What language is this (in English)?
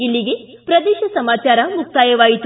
Kannada